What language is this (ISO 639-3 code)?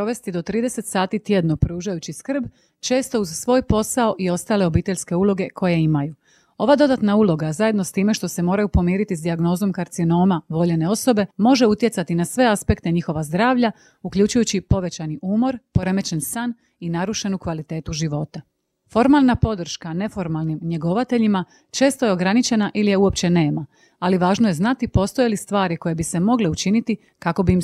hrv